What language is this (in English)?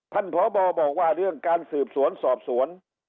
Thai